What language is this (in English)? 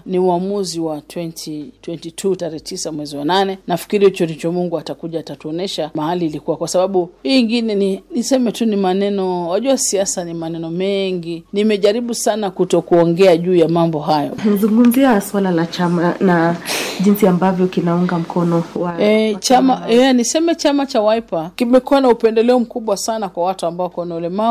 Swahili